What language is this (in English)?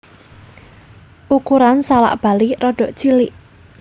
Javanese